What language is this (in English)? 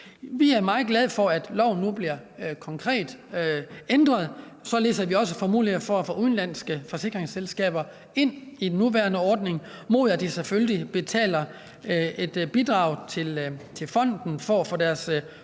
Danish